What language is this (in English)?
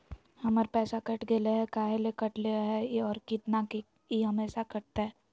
Magahi